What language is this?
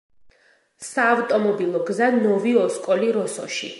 Georgian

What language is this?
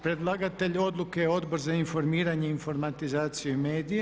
Croatian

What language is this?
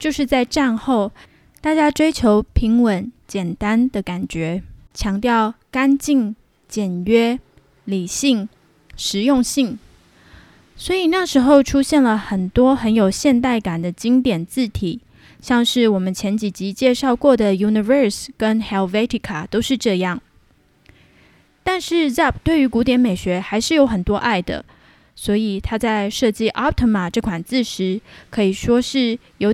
Chinese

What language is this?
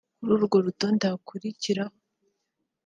Kinyarwanda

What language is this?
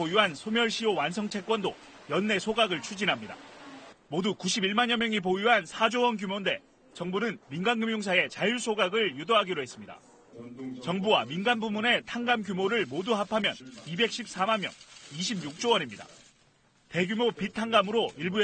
Korean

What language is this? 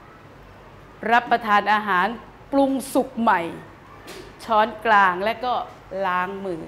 Thai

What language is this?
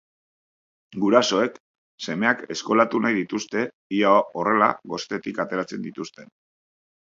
Basque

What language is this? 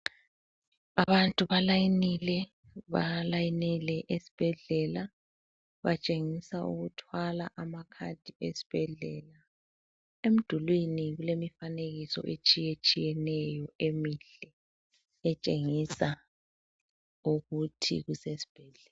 North Ndebele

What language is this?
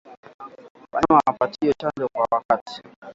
Swahili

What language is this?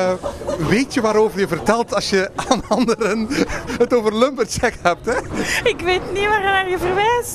Dutch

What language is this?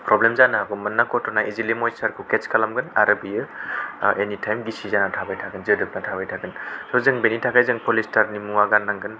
Bodo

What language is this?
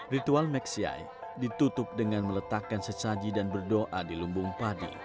Indonesian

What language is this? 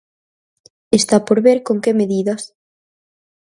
Galician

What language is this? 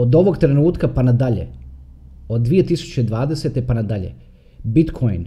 Croatian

